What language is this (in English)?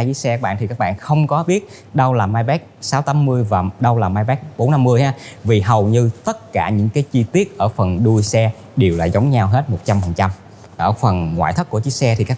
Vietnamese